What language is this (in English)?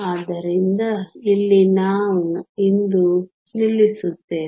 Kannada